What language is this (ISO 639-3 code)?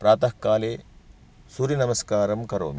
san